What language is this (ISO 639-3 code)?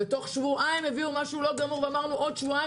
heb